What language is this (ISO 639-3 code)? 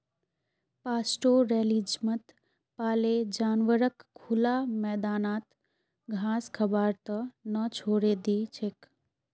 mag